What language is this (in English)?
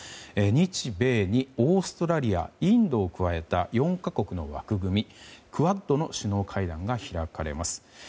Japanese